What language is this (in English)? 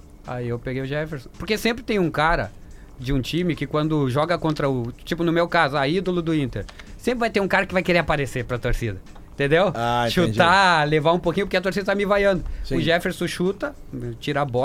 Portuguese